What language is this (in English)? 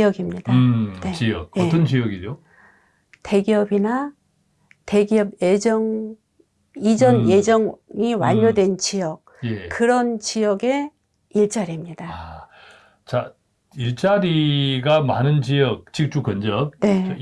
Korean